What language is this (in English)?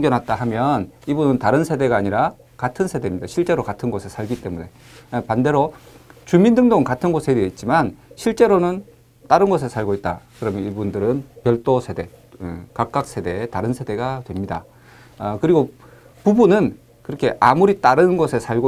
Korean